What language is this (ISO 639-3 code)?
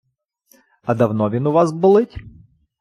ukr